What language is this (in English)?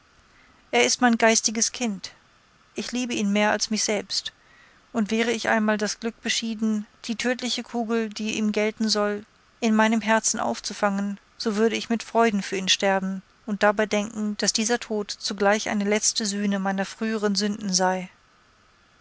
German